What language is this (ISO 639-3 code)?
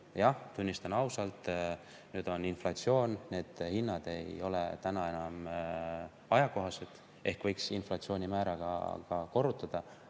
est